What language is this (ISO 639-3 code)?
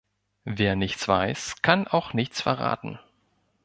deu